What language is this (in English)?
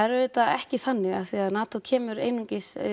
Icelandic